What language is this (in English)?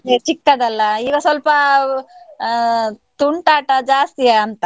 Kannada